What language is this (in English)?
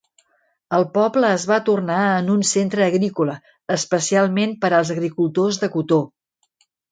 Catalan